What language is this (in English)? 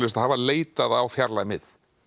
Icelandic